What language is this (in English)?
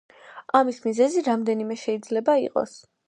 Georgian